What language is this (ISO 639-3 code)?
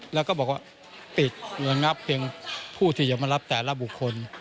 tha